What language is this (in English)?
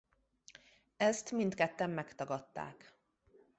Hungarian